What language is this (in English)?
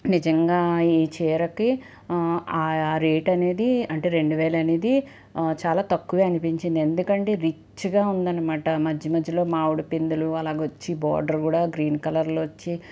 Telugu